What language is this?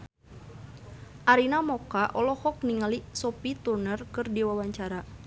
Sundanese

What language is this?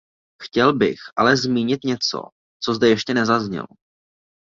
Czech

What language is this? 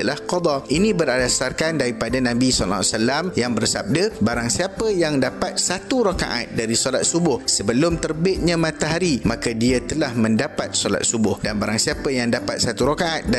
Malay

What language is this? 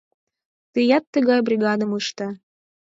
Mari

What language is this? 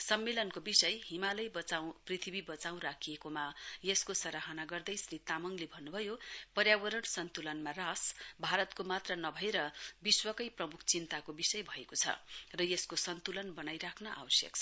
Nepali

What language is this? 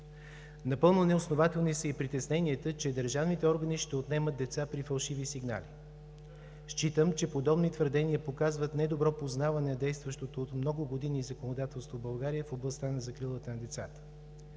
Bulgarian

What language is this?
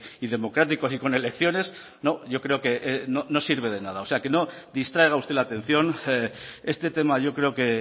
Spanish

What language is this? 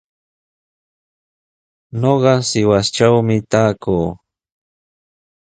Sihuas Ancash Quechua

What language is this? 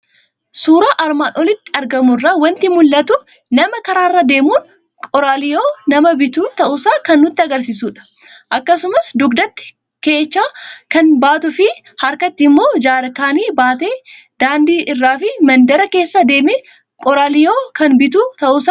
Oromo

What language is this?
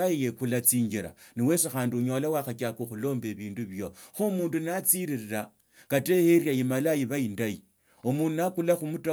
Tsotso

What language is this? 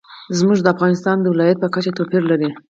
Pashto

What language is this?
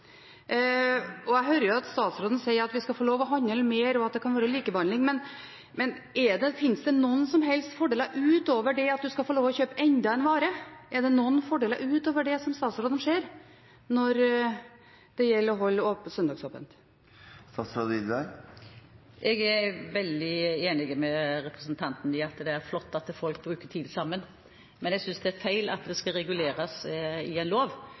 Norwegian Bokmål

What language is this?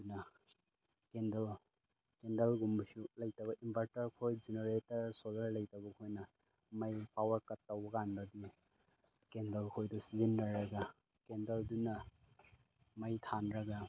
Manipuri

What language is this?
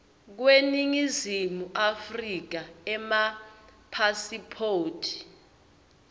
Swati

